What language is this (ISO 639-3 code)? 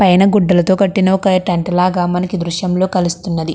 tel